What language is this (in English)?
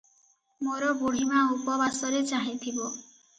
Odia